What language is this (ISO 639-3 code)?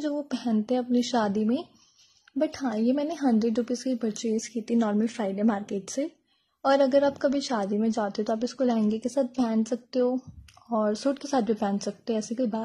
hin